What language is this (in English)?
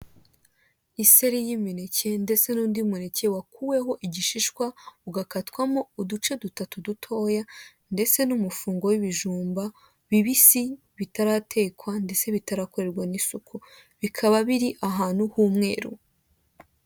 Kinyarwanda